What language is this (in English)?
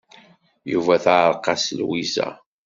Kabyle